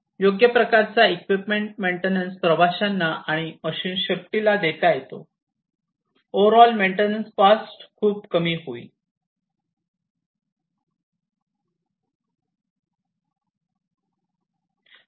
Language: Marathi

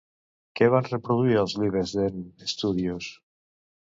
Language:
Catalan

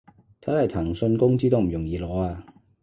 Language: Cantonese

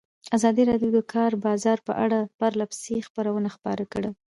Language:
Pashto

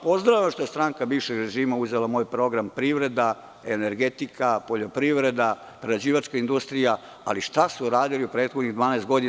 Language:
Serbian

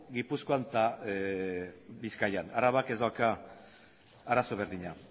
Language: Basque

